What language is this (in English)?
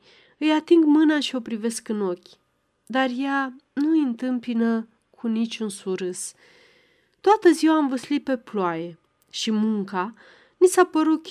Romanian